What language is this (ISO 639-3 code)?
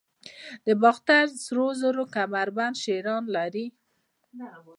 pus